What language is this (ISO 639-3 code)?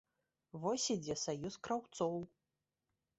bel